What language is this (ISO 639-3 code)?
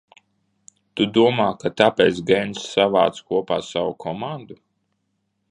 lav